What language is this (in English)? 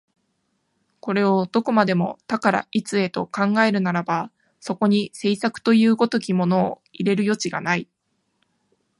Japanese